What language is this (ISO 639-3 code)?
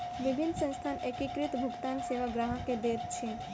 mai